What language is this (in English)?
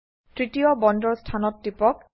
Assamese